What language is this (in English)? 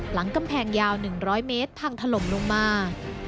Thai